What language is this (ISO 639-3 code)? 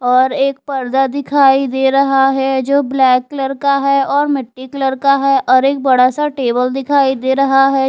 hin